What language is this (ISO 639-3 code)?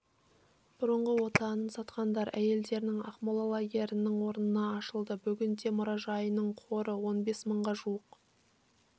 kaz